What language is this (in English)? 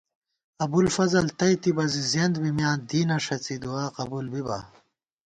Gawar-Bati